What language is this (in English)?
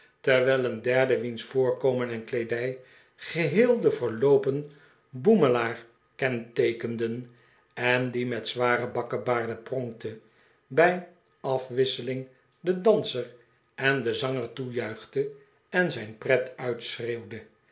Dutch